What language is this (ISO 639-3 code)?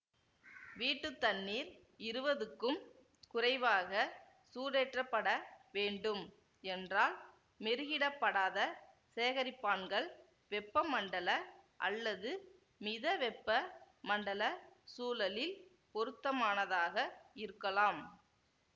tam